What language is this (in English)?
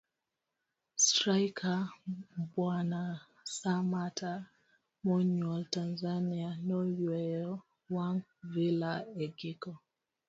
Luo (Kenya and Tanzania)